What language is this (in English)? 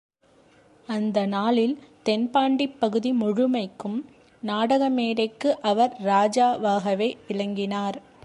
Tamil